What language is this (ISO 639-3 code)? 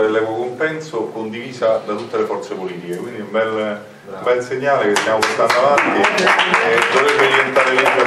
ita